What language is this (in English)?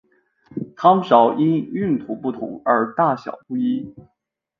Chinese